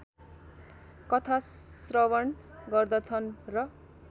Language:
Nepali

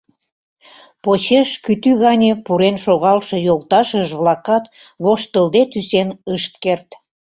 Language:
Mari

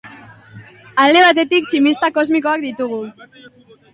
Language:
Basque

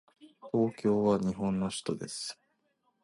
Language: Japanese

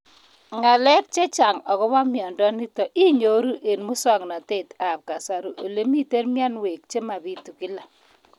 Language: Kalenjin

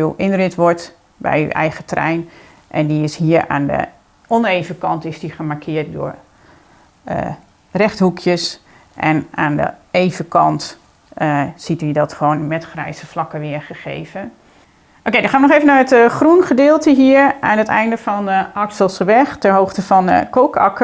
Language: Dutch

